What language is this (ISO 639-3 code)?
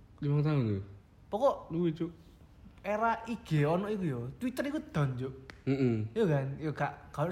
ind